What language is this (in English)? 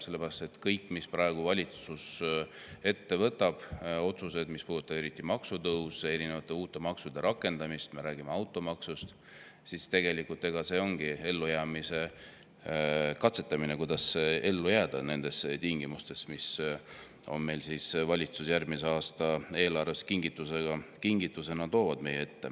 Estonian